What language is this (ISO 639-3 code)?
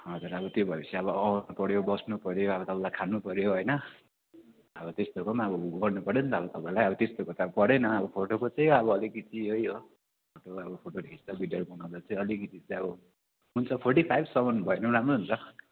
nep